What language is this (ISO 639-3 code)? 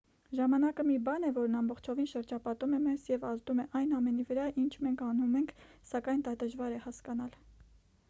hye